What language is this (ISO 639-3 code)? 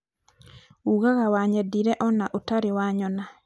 kik